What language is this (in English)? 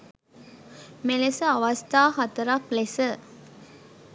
Sinhala